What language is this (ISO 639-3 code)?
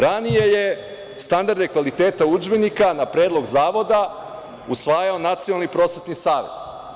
srp